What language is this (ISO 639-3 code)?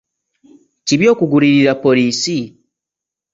lug